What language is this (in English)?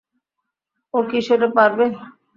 Bangla